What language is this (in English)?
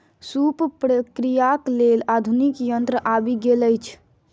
Maithili